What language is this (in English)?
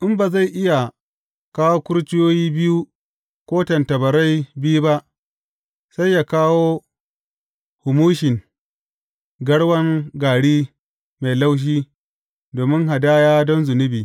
Hausa